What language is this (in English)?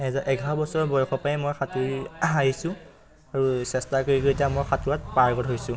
Assamese